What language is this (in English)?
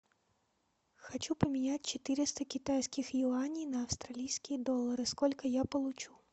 Russian